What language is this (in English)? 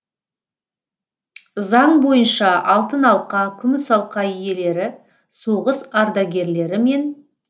Kazakh